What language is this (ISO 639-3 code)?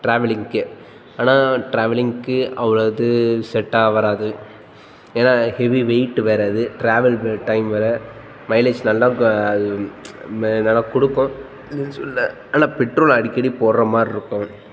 tam